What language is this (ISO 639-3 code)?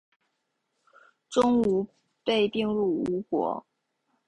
zho